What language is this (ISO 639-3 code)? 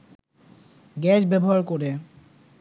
ben